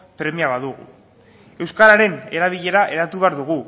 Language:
Basque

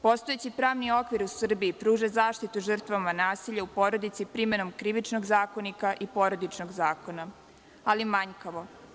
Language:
Serbian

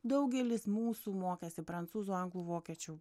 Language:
Lithuanian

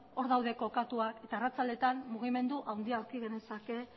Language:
Basque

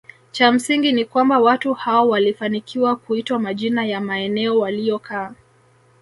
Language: Swahili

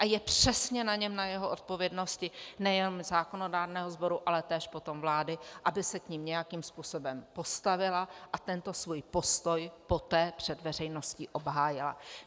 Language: Czech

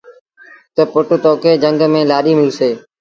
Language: Sindhi Bhil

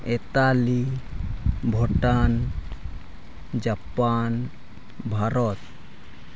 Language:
Santali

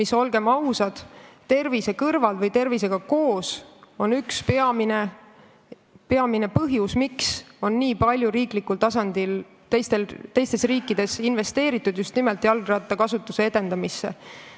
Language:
Estonian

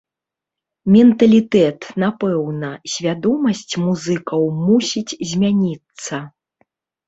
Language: Belarusian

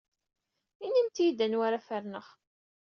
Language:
Kabyle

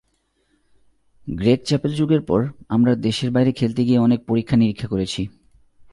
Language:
Bangla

